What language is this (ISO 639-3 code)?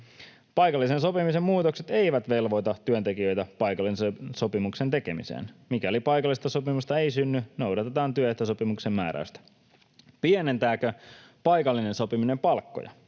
fin